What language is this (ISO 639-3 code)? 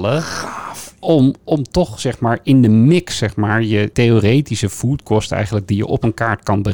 nld